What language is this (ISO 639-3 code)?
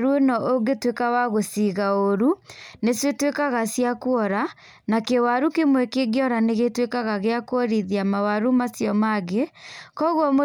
kik